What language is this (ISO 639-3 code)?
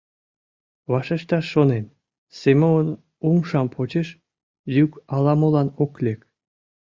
chm